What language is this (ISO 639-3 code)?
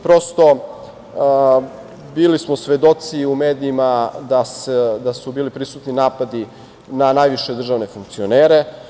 srp